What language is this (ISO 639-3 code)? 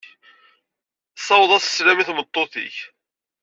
kab